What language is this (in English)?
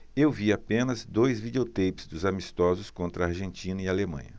Portuguese